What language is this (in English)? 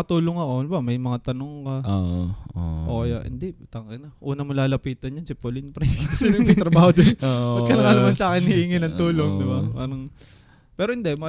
Filipino